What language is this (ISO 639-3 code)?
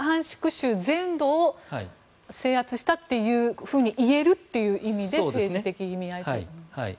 jpn